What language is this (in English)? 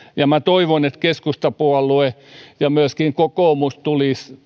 Finnish